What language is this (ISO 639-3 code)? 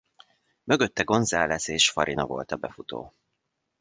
hun